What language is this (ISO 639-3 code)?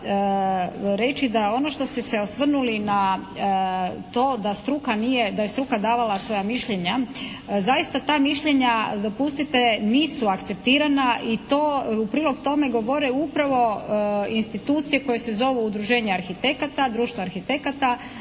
hrv